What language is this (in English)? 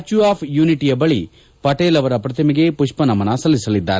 Kannada